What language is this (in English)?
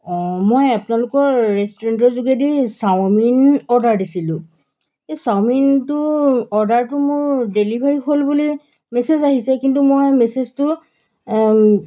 Assamese